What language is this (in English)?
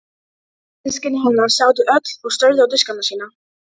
Icelandic